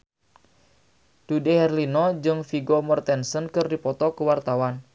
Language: Sundanese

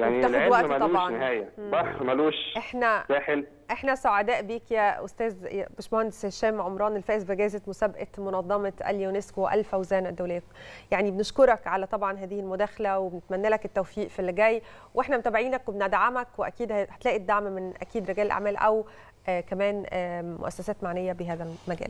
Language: Arabic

